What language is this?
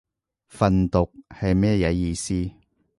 Cantonese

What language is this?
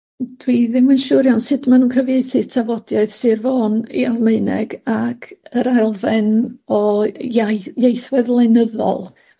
Welsh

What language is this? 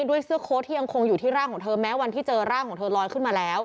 Thai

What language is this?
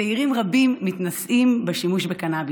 Hebrew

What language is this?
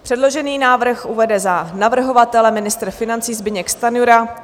Czech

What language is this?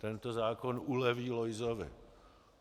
Czech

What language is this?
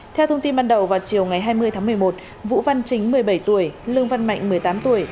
Vietnamese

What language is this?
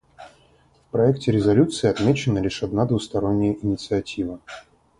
Russian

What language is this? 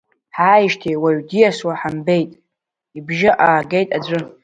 Abkhazian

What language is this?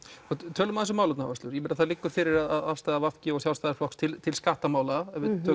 Icelandic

